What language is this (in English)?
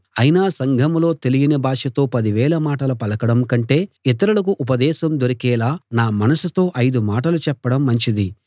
Telugu